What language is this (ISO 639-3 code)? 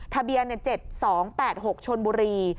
tha